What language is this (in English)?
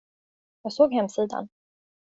Swedish